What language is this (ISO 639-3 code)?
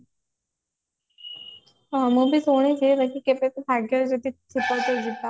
ori